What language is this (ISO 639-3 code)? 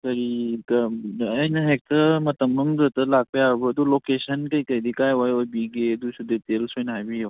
mni